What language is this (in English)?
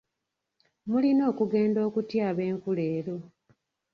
Ganda